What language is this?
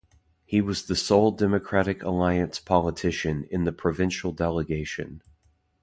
English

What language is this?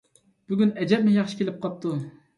Uyghur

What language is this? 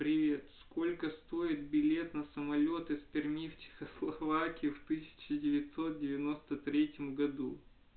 Russian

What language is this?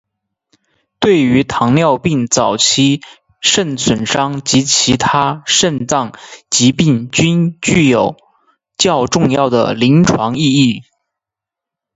Chinese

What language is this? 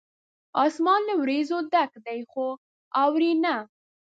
Pashto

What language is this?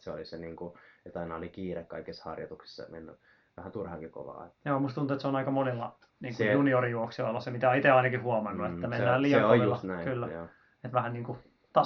Finnish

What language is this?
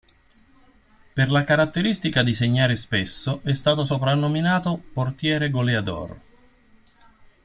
Italian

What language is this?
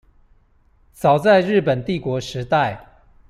Chinese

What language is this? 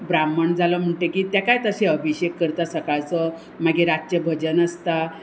Konkani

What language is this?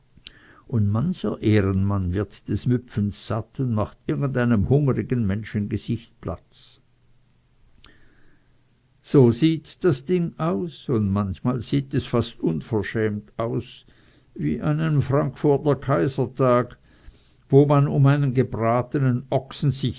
German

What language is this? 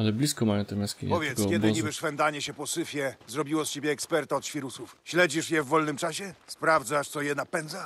Polish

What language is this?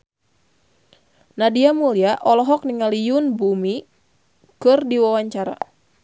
Sundanese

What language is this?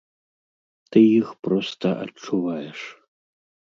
Belarusian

